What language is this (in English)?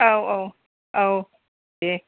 Bodo